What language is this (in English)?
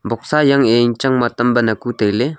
Wancho Naga